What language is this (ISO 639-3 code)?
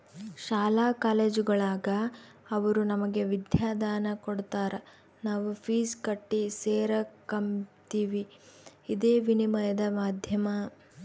kan